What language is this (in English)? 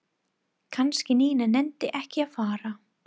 Icelandic